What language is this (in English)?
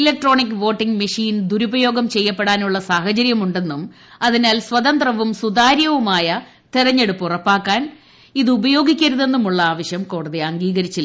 Malayalam